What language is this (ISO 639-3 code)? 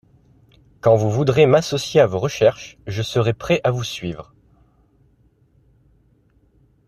fra